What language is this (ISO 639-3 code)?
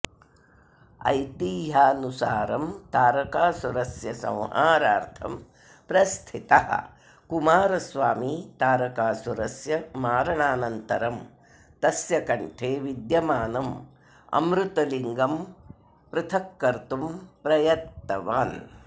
san